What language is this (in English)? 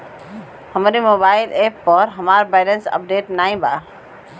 Bhojpuri